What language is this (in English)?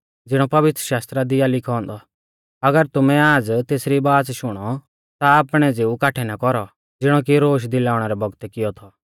Mahasu Pahari